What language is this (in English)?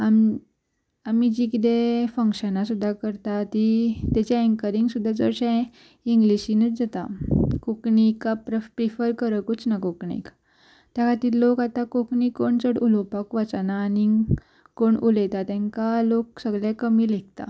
Konkani